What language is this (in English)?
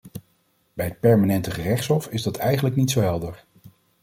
Dutch